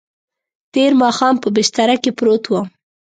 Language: Pashto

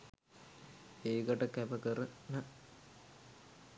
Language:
Sinhala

